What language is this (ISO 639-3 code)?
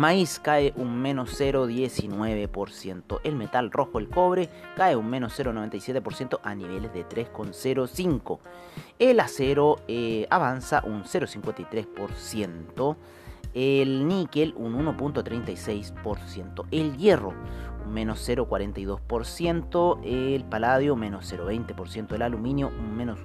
spa